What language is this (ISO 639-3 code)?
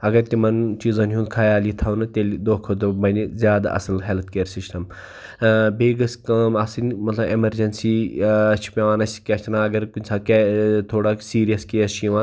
kas